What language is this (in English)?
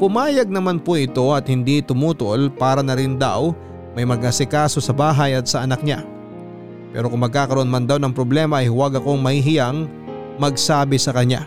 Filipino